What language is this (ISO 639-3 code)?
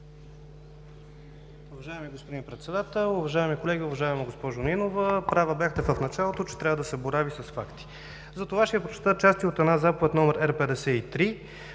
bul